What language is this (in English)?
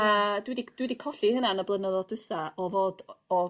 Welsh